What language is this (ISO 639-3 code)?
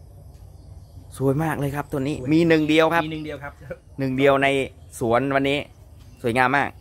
tha